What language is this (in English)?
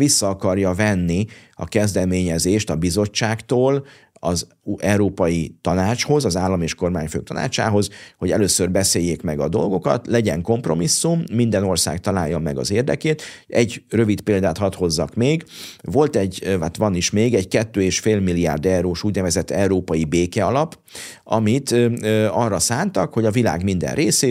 Hungarian